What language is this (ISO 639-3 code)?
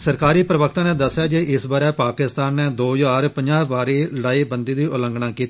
doi